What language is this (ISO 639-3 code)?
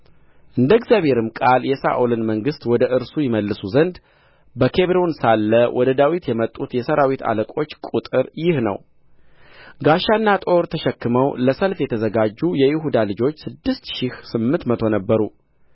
amh